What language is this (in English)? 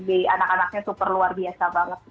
Indonesian